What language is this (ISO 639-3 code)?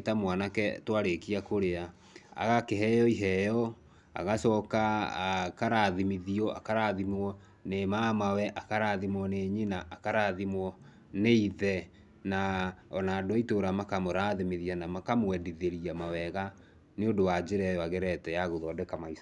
kik